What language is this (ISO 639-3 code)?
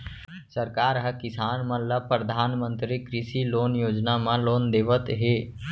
hne